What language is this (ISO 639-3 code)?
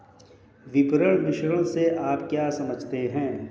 hin